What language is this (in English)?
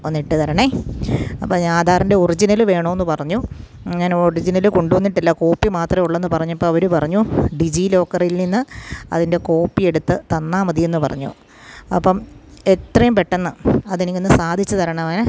Malayalam